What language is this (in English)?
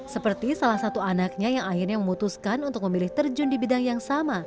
Indonesian